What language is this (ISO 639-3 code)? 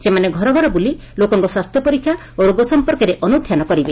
ori